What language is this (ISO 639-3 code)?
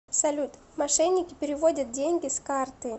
rus